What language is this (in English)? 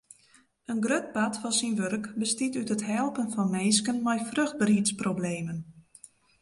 Western Frisian